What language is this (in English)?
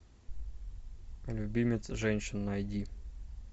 Russian